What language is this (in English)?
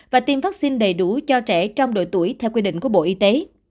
Vietnamese